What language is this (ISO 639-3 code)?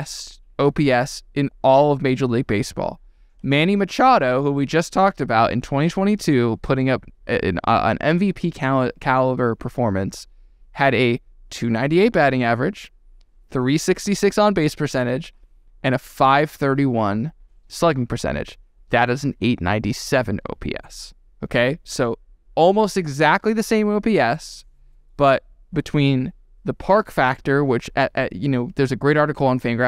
eng